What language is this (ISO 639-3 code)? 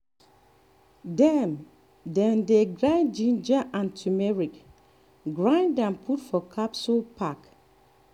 pcm